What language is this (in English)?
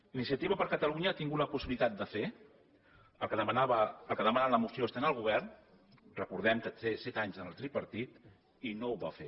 Catalan